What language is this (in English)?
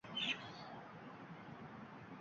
Uzbek